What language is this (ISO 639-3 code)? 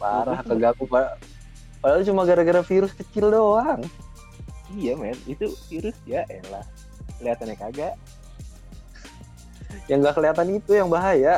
ind